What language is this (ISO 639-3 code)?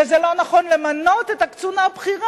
heb